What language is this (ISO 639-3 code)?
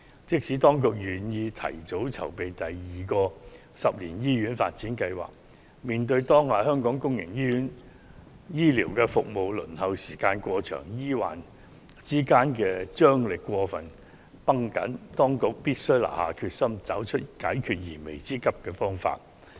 yue